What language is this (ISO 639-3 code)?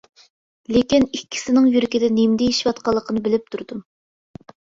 uig